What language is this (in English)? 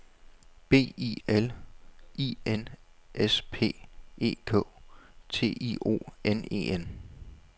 Danish